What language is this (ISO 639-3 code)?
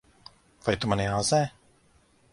lav